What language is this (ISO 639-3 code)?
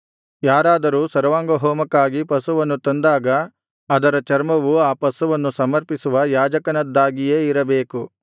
kan